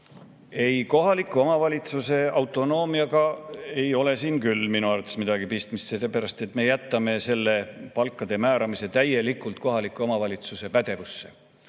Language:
Estonian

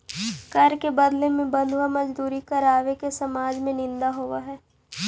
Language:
Magahi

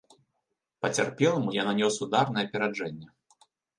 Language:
Belarusian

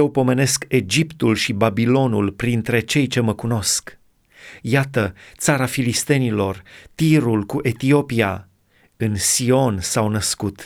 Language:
Romanian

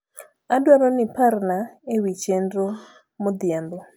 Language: Luo (Kenya and Tanzania)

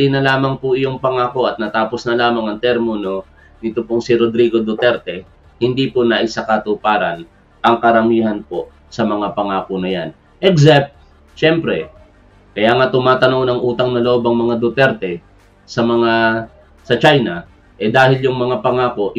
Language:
Filipino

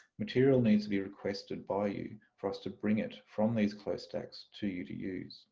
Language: English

